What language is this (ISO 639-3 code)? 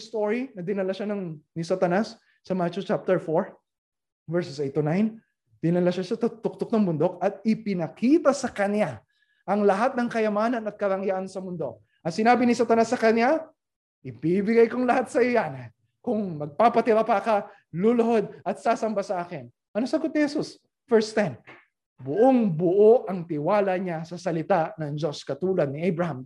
fil